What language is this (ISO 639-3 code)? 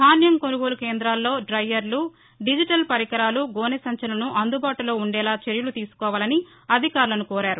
tel